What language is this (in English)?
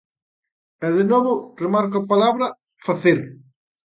Galician